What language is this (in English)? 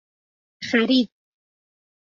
Persian